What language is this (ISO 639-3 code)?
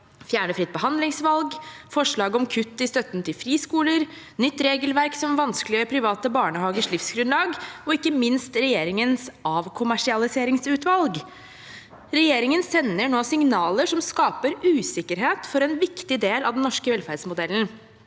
nor